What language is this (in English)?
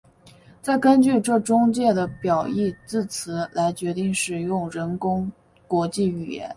Chinese